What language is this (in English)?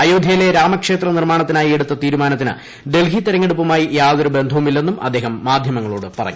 Malayalam